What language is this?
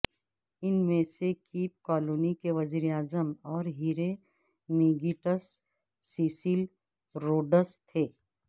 Urdu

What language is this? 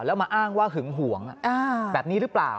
Thai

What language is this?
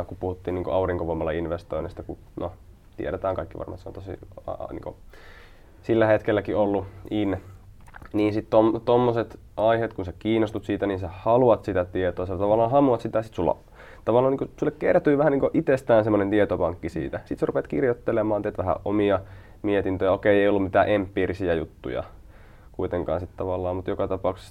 Finnish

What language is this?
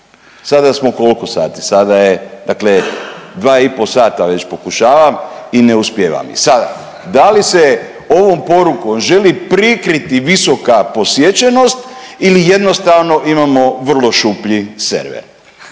Croatian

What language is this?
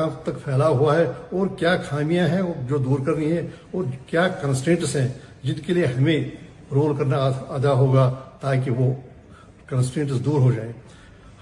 Urdu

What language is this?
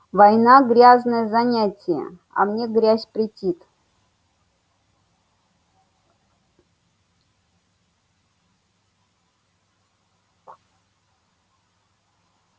Russian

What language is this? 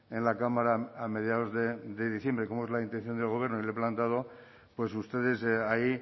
Spanish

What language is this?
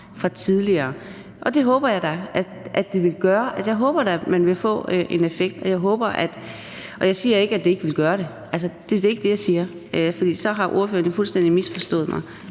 Danish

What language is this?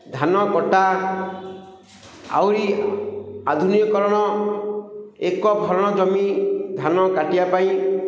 Odia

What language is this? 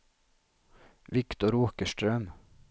Swedish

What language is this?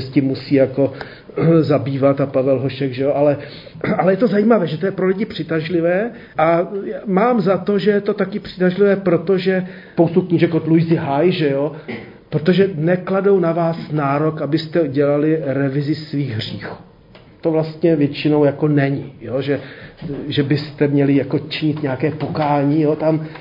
Czech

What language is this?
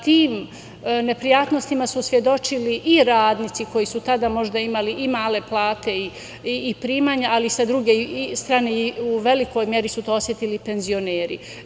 Serbian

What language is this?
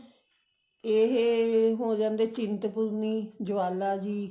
Punjabi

